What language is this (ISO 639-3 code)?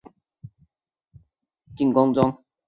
zho